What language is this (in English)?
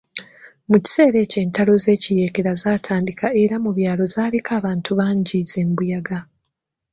Ganda